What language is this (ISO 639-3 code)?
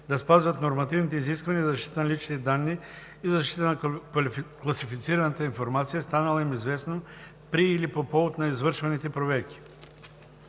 bul